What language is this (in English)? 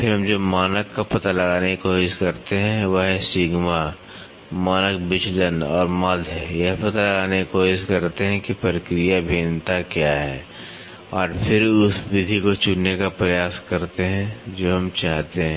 Hindi